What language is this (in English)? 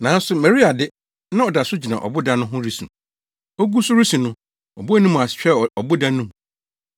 Akan